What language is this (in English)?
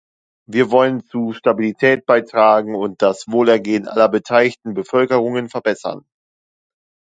German